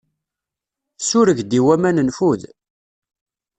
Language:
Kabyle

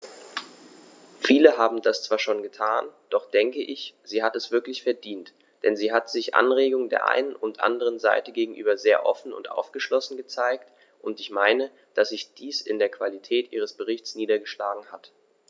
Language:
German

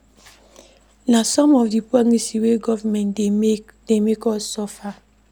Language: Nigerian Pidgin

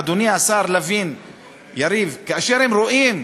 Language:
Hebrew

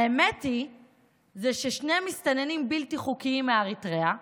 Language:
Hebrew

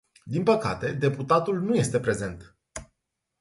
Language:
Romanian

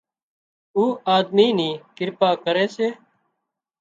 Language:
Wadiyara Koli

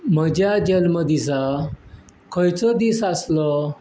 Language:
Konkani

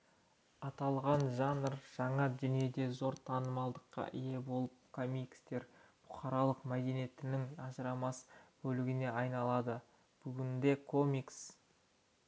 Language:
Kazakh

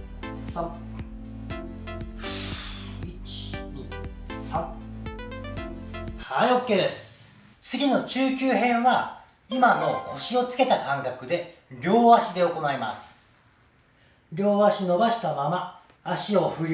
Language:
Japanese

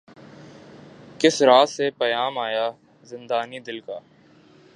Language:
Urdu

